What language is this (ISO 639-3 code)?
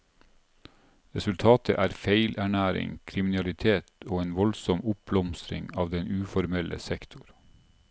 nor